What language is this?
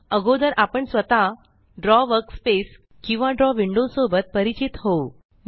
Marathi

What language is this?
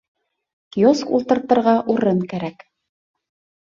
Bashkir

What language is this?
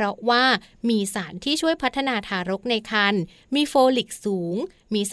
Thai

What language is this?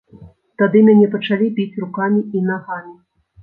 Belarusian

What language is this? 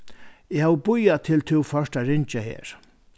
Faroese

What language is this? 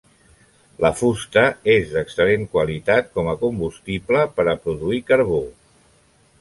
Catalan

